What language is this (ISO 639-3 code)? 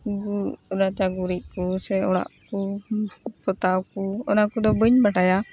sat